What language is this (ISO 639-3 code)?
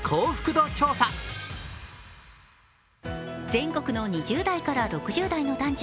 jpn